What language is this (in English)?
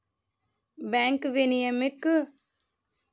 Maithili